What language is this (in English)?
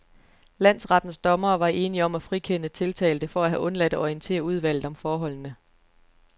Danish